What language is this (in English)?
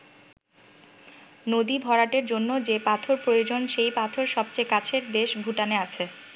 Bangla